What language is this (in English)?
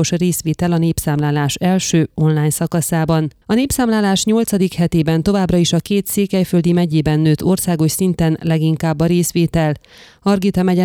Hungarian